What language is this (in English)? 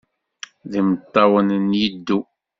Kabyle